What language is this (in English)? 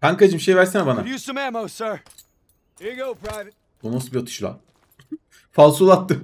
Turkish